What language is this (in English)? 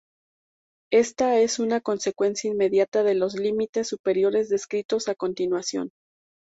Spanish